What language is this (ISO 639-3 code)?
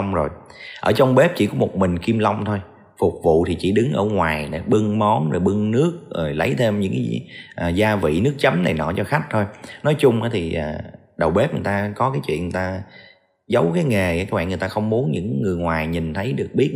vie